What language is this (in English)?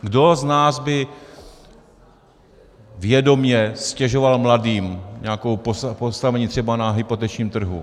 Czech